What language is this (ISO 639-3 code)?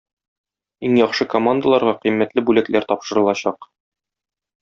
tat